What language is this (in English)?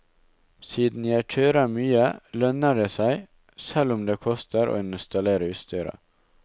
Norwegian